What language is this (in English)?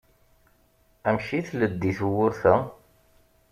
Kabyle